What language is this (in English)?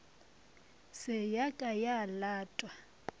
Northern Sotho